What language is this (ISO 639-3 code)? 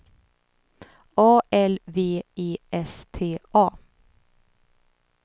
swe